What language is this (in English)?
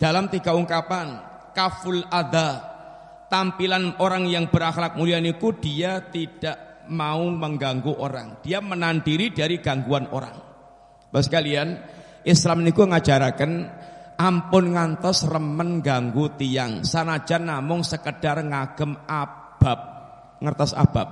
Indonesian